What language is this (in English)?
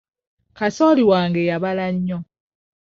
Ganda